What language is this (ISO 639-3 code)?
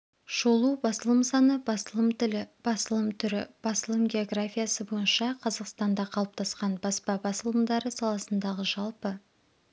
kaz